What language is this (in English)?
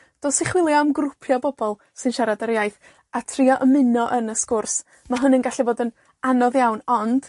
Welsh